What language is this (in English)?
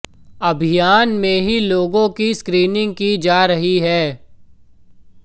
Hindi